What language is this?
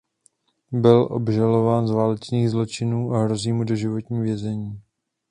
Czech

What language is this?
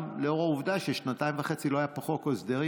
Hebrew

